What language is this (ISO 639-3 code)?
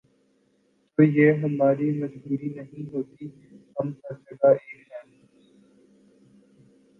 urd